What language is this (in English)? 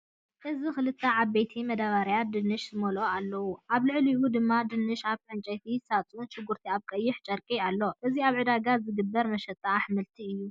Tigrinya